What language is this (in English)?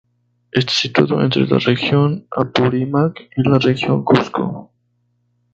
Spanish